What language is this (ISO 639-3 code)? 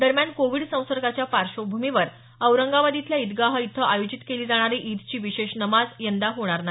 mar